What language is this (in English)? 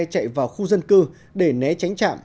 Vietnamese